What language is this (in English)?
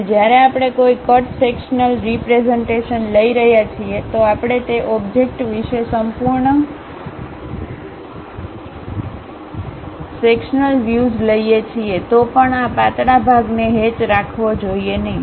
Gujarati